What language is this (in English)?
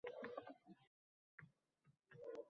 Uzbek